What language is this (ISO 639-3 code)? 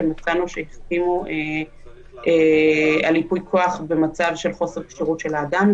heb